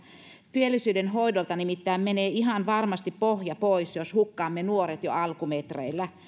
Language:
Finnish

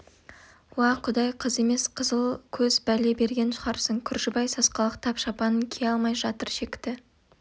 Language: Kazakh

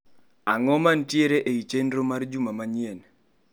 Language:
Luo (Kenya and Tanzania)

